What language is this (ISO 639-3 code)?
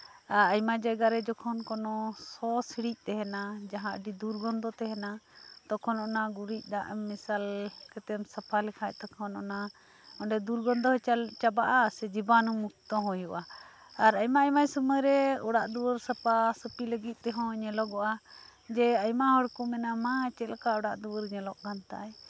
sat